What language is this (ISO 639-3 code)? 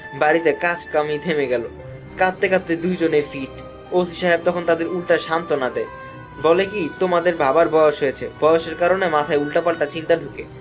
ben